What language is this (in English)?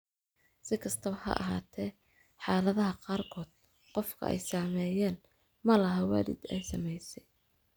Somali